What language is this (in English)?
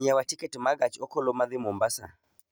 Luo (Kenya and Tanzania)